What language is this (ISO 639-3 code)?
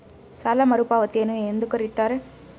kan